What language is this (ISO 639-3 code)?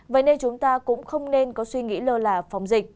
vie